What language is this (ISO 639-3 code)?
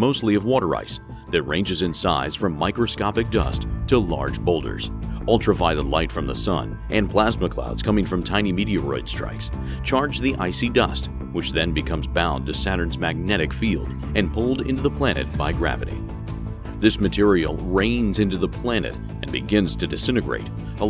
eng